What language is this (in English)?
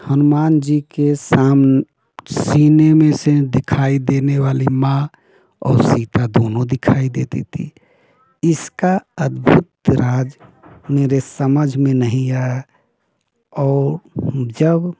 Hindi